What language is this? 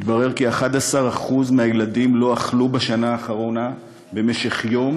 Hebrew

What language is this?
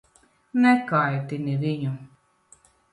Latvian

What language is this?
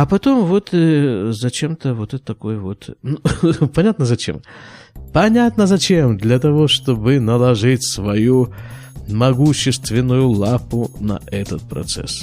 Russian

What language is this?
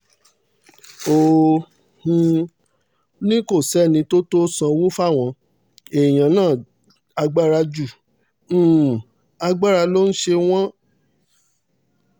Yoruba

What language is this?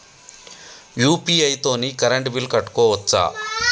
Telugu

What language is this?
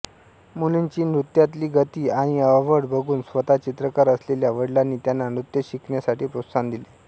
Marathi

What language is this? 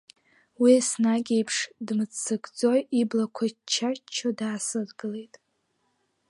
Abkhazian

